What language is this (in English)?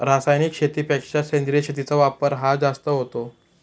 Marathi